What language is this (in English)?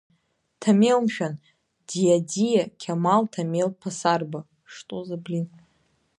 Abkhazian